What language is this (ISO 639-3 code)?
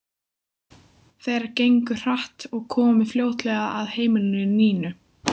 isl